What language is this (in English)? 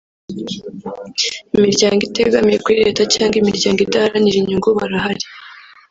Kinyarwanda